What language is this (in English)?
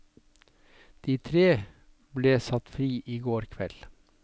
Norwegian